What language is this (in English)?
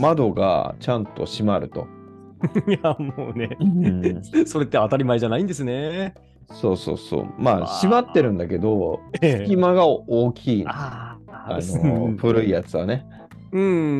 Japanese